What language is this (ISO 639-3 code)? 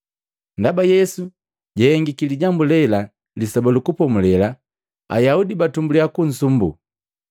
mgv